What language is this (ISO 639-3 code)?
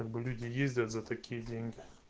rus